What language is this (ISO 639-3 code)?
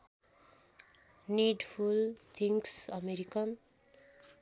nep